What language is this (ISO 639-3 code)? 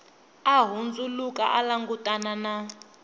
tso